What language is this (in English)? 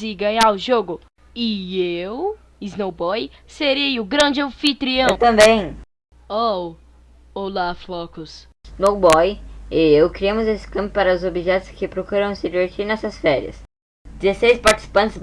Portuguese